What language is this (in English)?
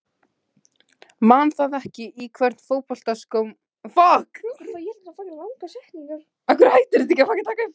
Icelandic